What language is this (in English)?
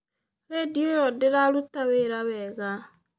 Kikuyu